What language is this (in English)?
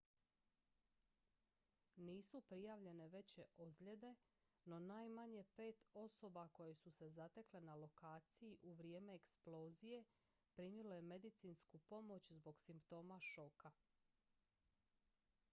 Croatian